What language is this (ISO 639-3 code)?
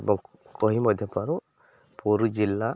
ori